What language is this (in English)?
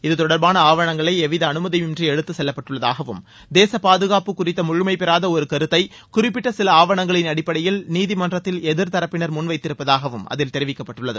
Tamil